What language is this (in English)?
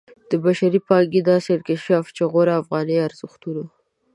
Pashto